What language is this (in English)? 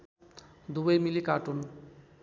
Nepali